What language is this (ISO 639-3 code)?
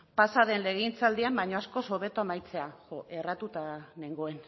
eus